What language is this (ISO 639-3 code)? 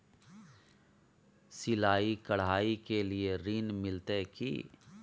mai